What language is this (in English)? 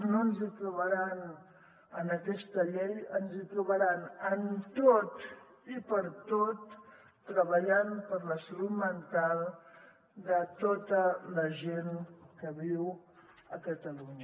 Catalan